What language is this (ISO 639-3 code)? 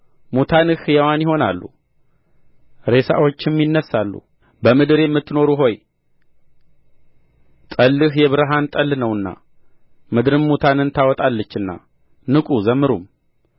amh